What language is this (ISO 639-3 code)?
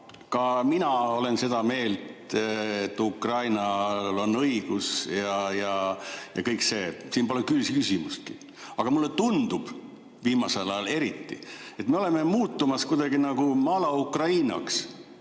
est